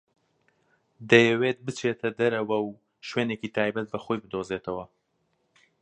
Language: Central Kurdish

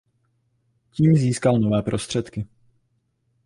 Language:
Czech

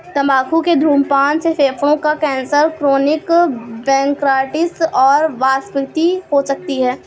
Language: Hindi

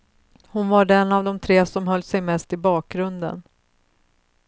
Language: Swedish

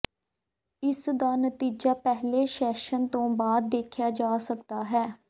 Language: Punjabi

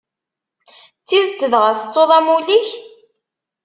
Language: Kabyle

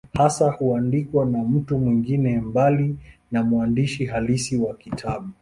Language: Swahili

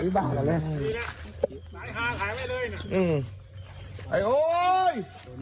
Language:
Thai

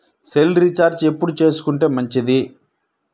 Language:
Telugu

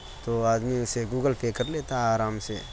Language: Urdu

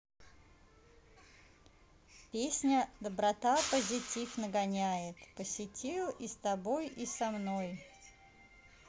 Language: Russian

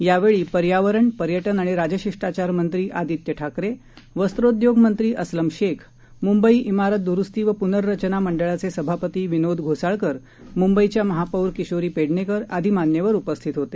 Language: Marathi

